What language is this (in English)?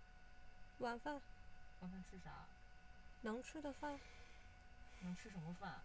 Chinese